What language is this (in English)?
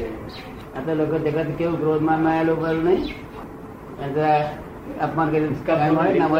Gujarati